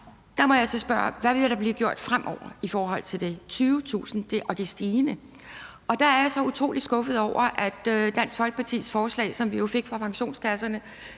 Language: Danish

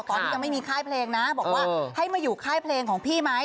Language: Thai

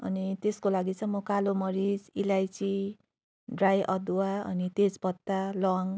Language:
Nepali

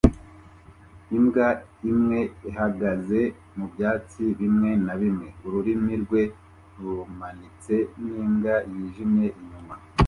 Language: Kinyarwanda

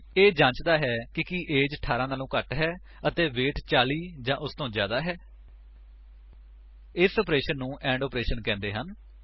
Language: Punjabi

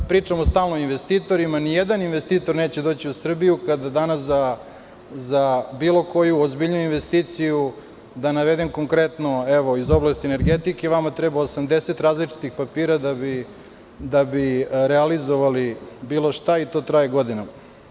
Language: Serbian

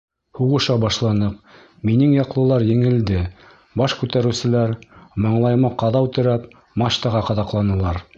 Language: Bashkir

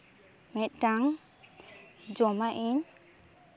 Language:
Santali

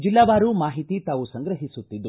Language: Kannada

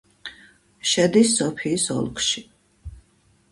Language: Georgian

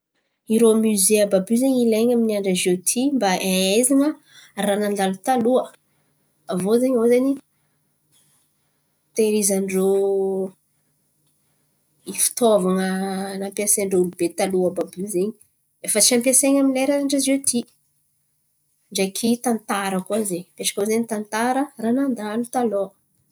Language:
Antankarana Malagasy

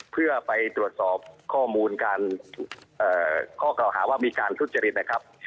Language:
Thai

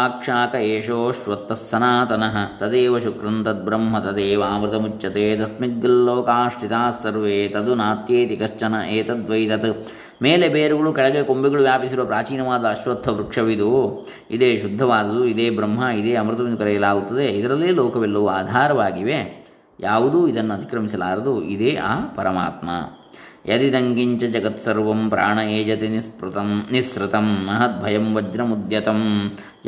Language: Kannada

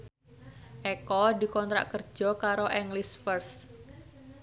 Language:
Javanese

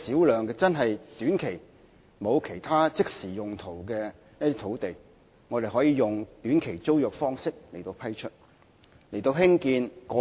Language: Cantonese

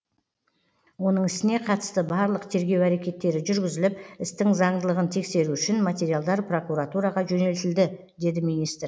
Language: Kazakh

